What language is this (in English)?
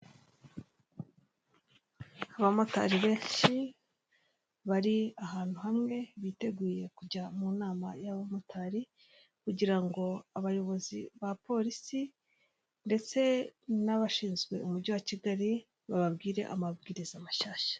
Kinyarwanda